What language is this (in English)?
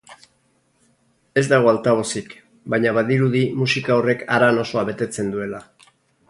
Basque